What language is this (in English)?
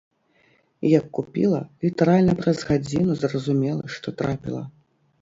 Belarusian